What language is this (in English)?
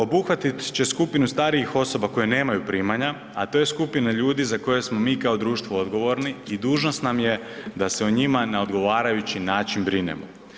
Croatian